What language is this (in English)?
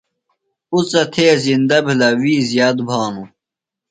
Phalura